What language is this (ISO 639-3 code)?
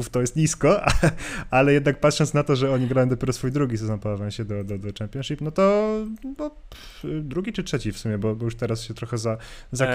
pol